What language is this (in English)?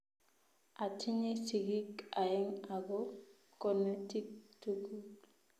Kalenjin